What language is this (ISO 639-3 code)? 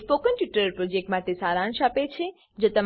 guj